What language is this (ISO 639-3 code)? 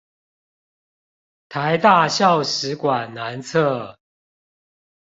zho